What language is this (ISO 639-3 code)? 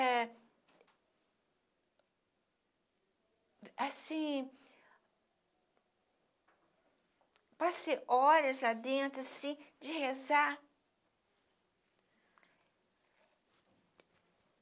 por